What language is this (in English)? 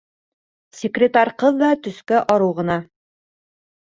Bashkir